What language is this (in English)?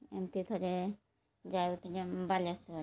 Odia